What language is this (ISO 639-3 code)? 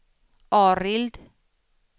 swe